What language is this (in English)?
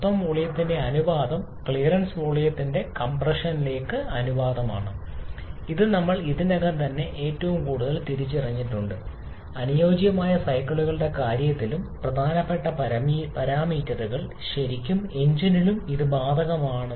Malayalam